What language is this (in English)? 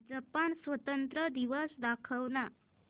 Marathi